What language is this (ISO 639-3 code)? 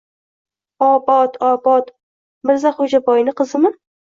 uzb